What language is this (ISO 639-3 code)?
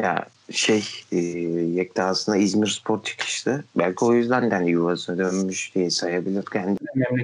tur